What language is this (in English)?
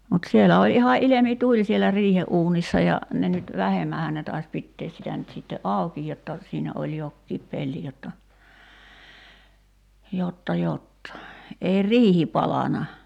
Finnish